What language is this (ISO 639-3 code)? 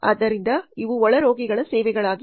kan